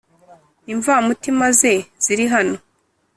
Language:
Kinyarwanda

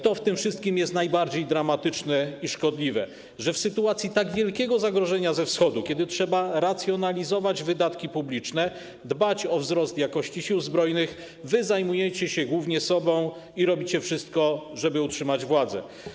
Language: Polish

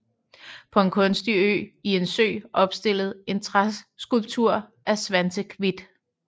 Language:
Danish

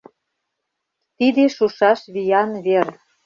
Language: Mari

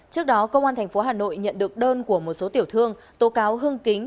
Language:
Vietnamese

